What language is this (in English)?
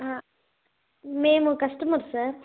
Telugu